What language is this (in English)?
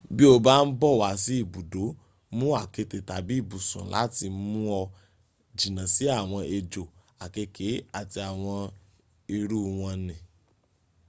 Yoruba